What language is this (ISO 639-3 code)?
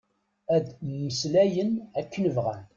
kab